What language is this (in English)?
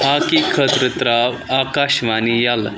Kashmiri